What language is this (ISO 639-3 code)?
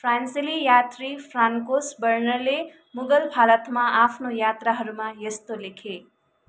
nep